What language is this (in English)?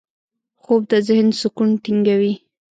Pashto